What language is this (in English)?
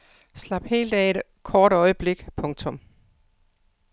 Danish